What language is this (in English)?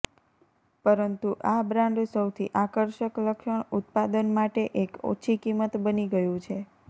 Gujarati